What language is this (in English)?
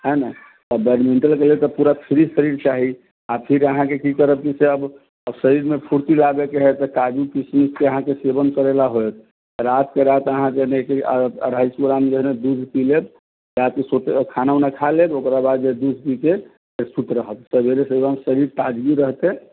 Maithili